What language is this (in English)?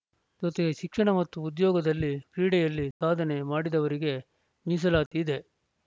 Kannada